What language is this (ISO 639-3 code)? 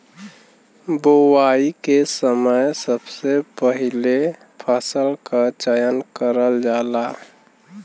bho